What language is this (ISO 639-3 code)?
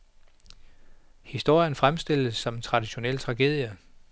dan